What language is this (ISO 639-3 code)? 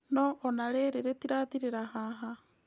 kik